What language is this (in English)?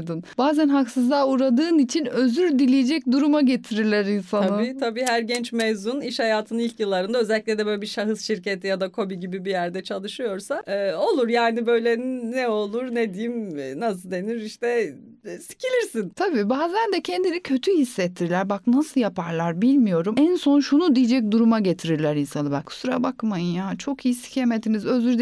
Turkish